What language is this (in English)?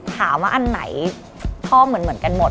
Thai